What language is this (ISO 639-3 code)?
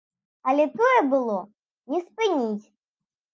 bel